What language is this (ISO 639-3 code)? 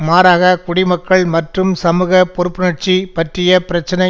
tam